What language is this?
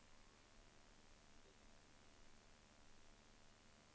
Swedish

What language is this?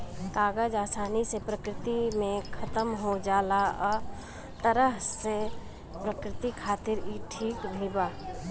Bhojpuri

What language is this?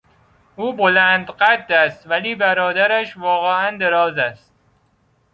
Persian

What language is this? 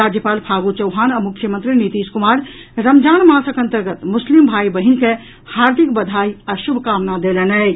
Maithili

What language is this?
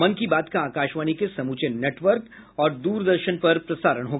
Hindi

